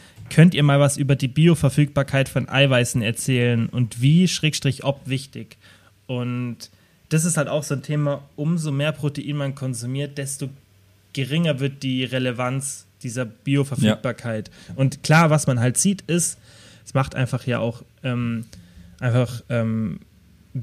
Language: German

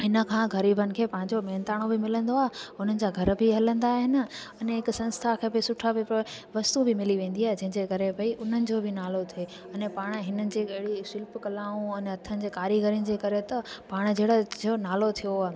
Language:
Sindhi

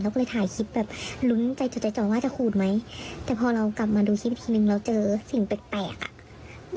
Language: Thai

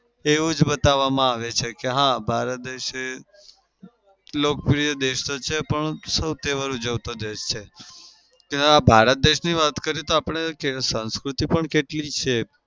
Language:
Gujarati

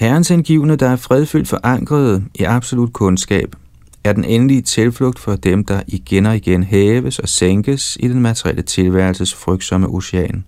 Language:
Danish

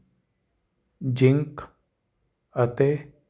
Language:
Punjabi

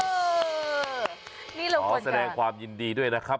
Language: Thai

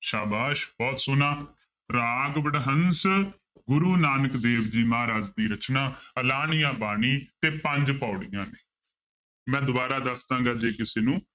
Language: Punjabi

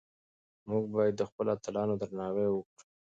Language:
Pashto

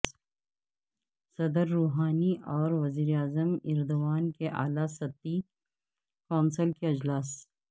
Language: Urdu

